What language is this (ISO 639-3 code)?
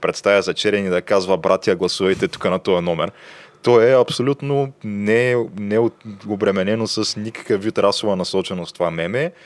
bul